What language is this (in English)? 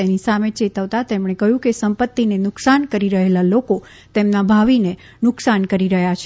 Gujarati